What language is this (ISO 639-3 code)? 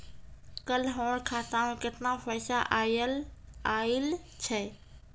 mai